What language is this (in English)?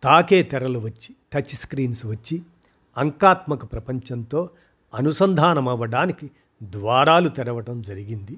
Telugu